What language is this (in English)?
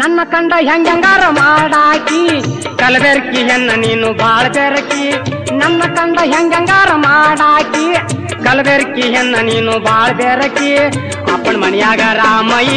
Kannada